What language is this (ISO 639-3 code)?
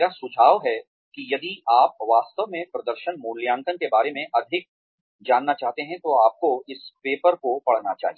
hin